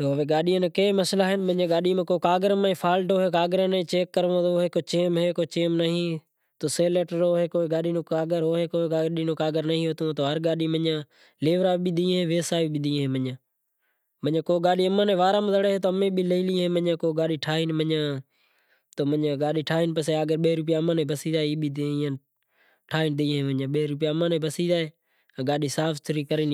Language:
Kachi Koli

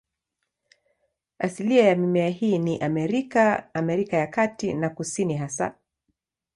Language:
Swahili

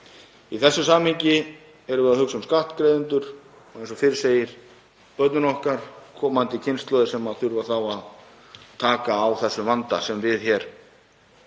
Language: Icelandic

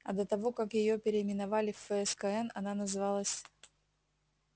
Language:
Russian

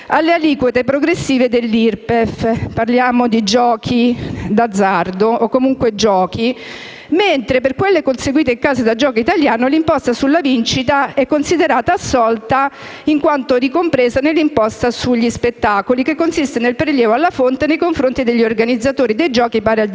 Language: Italian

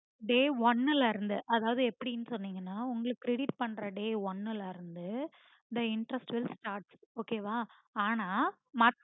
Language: Tamil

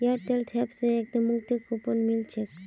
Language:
Magahi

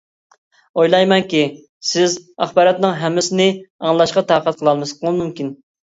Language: Uyghur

